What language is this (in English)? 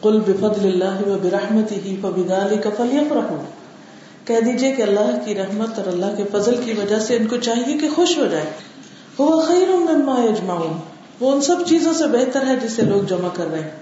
Urdu